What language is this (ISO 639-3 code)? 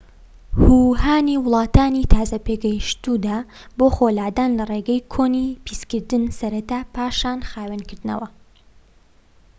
ckb